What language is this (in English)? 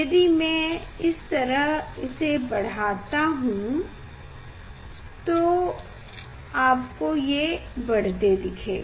Hindi